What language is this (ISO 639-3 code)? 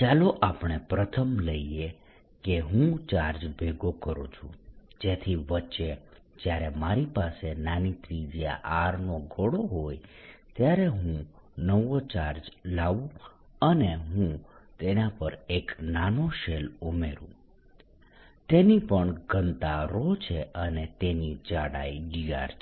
guj